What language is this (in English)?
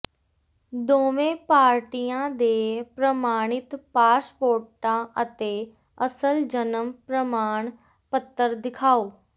Punjabi